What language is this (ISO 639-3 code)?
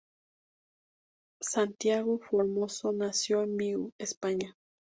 spa